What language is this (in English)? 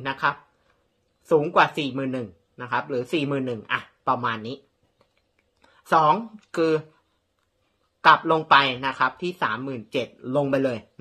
Thai